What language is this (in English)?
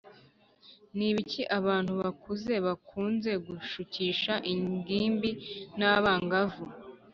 Kinyarwanda